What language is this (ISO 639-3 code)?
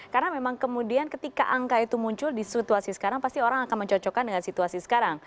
ind